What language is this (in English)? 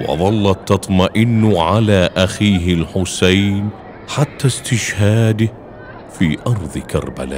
Arabic